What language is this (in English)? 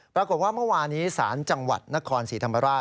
Thai